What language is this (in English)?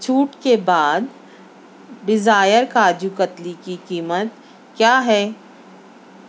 Urdu